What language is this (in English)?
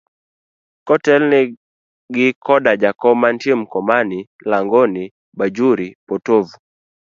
Luo (Kenya and Tanzania)